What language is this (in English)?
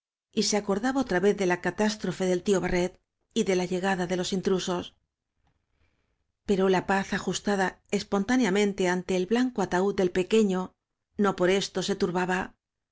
Spanish